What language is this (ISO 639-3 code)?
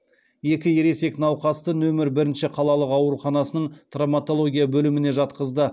kaz